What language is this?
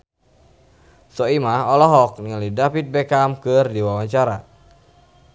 Sundanese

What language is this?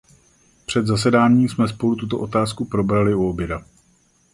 Czech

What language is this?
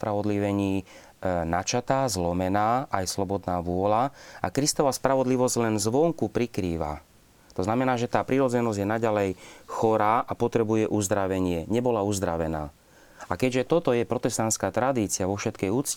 Slovak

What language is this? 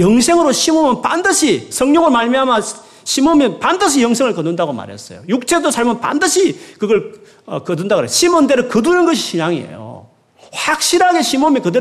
Korean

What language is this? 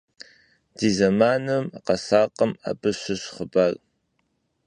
Kabardian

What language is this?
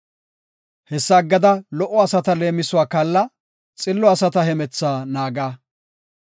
Gofa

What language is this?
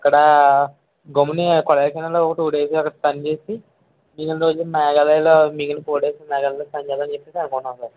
Telugu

